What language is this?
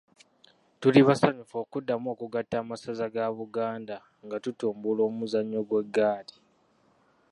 Ganda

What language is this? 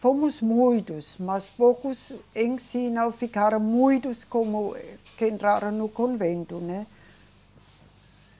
Portuguese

